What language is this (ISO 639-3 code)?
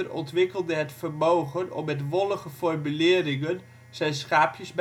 nld